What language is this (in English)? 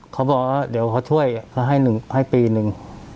Thai